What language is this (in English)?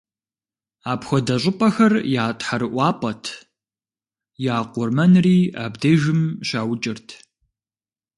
Kabardian